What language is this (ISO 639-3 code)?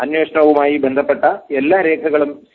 mal